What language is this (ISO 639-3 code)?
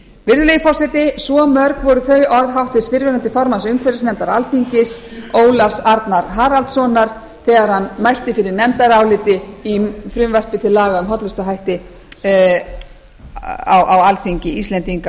isl